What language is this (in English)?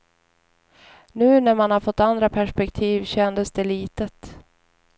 Swedish